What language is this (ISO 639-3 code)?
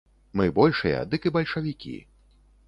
bel